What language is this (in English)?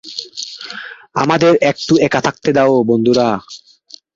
Bangla